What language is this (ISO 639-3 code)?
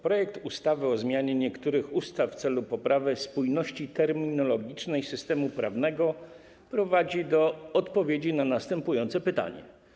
pol